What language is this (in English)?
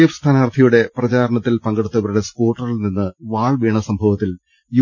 Malayalam